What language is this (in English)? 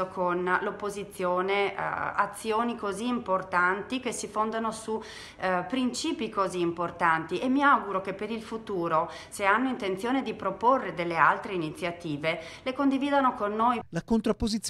Italian